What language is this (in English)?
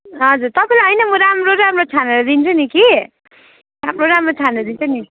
Nepali